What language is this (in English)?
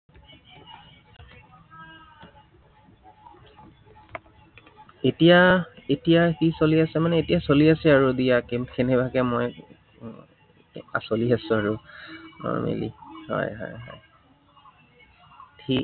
Assamese